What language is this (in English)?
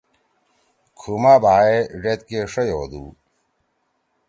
Torwali